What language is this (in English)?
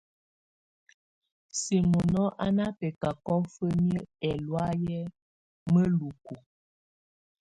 Tunen